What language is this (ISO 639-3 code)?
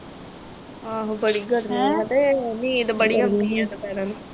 pan